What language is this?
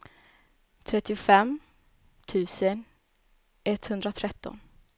Swedish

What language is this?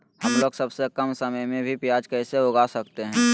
Magahi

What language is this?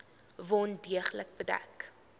Afrikaans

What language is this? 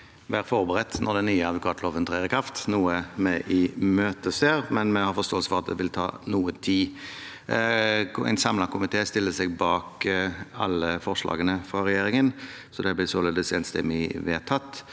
Norwegian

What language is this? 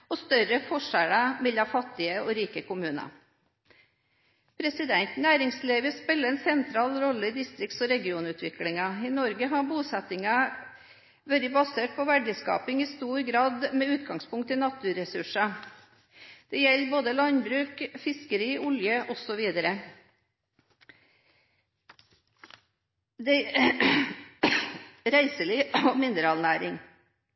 Norwegian Bokmål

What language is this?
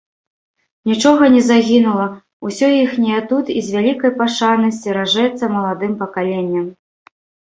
Belarusian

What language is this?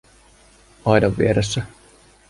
Finnish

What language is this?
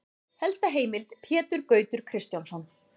Icelandic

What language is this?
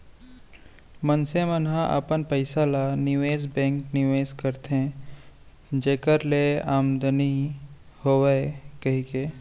Chhattisgarhi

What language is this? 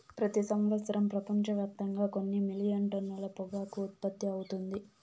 Telugu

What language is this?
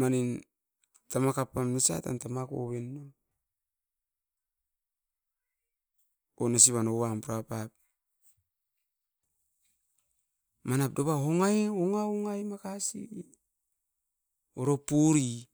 Askopan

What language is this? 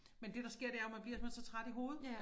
Danish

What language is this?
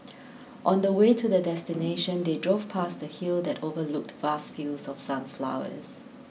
English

